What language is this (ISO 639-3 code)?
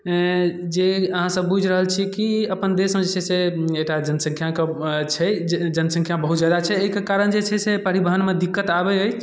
mai